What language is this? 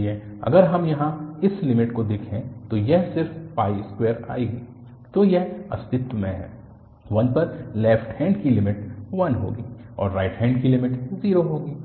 Hindi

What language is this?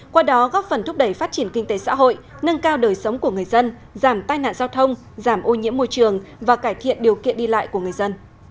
Vietnamese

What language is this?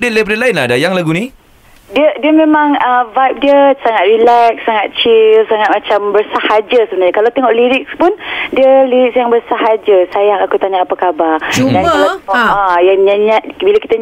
Malay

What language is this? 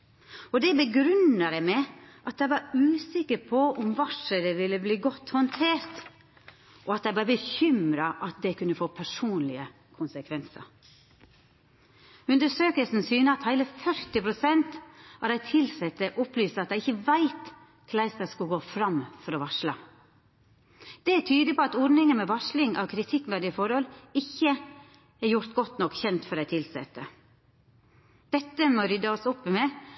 Norwegian Nynorsk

